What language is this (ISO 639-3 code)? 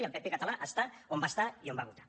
cat